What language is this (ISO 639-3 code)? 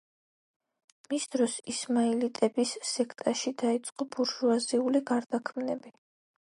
kat